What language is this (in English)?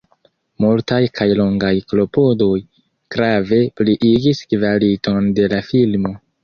Esperanto